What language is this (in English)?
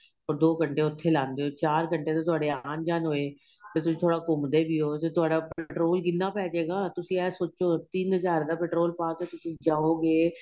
Punjabi